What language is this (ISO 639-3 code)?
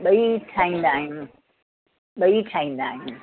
snd